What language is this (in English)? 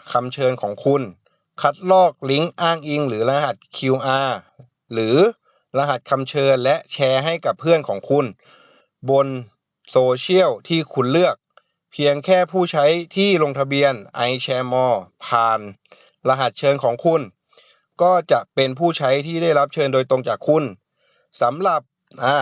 Thai